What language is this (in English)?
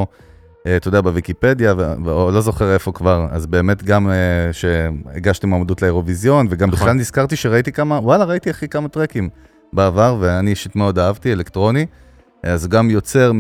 Hebrew